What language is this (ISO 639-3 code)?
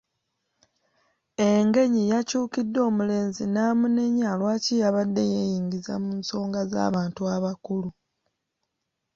lug